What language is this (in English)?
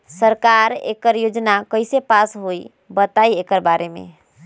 Magahi